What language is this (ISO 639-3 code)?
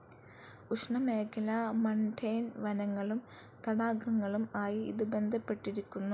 mal